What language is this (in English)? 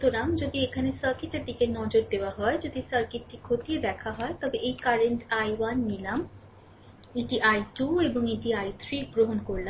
Bangla